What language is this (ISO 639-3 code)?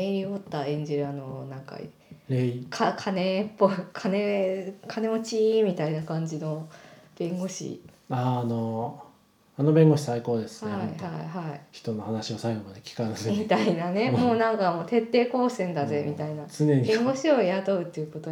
jpn